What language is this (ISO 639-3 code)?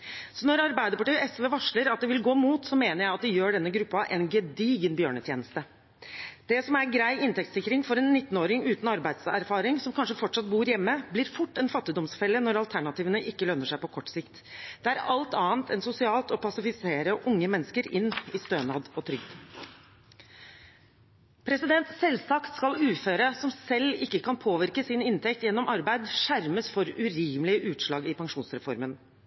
nob